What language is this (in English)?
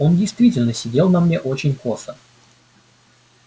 Russian